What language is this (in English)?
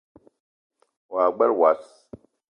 Eton (Cameroon)